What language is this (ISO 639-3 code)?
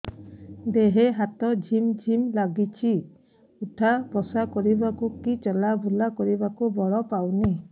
ori